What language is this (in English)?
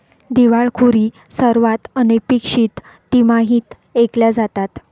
Marathi